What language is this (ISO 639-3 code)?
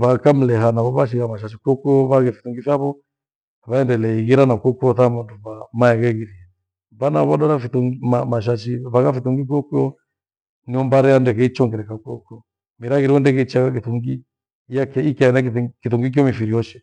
gwe